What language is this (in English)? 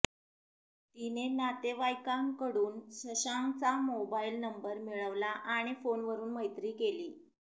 Marathi